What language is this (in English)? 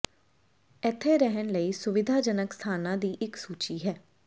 Punjabi